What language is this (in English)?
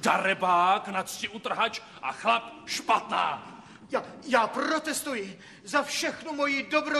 Czech